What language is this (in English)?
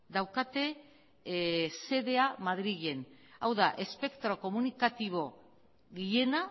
Basque